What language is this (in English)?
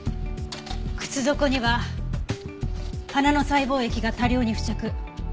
Japanese